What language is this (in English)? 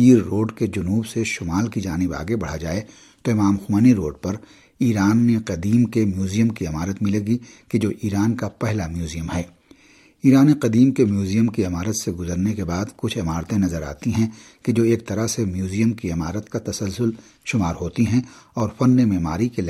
Urdu